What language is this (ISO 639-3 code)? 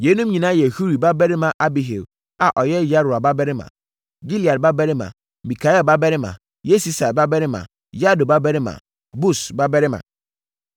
aka